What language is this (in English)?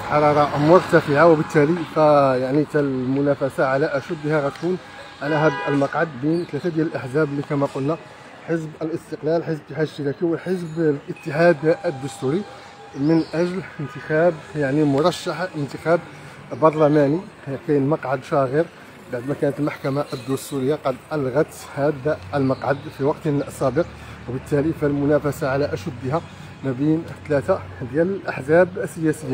Arabic